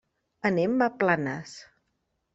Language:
Catalan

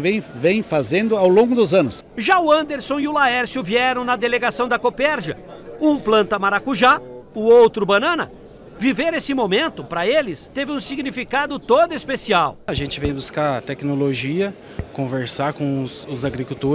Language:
Portuguese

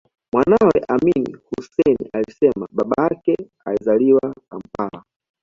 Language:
Swahili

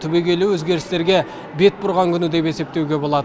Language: Kazakh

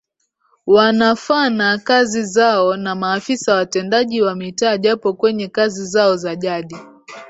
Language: Swahili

